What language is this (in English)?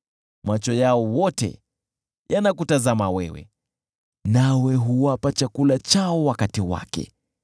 Swahili